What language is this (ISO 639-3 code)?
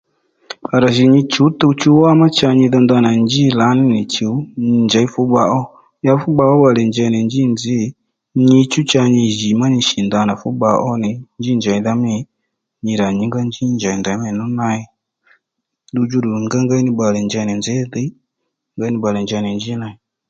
led